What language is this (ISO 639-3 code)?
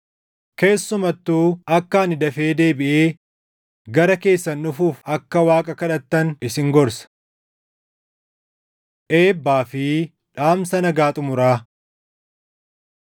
orm